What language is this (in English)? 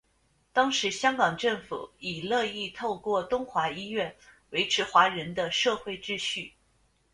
Chinese